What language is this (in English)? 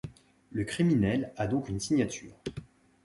French